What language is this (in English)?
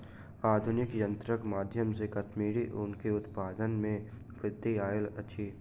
Maithili